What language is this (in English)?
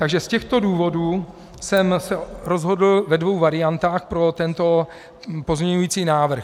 Czech